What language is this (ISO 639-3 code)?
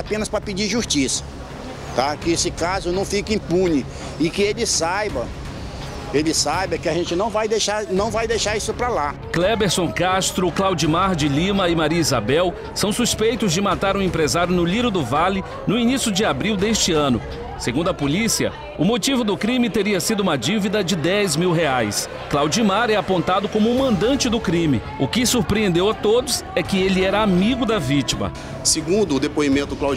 por